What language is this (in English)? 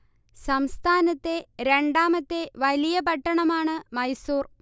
Malayalam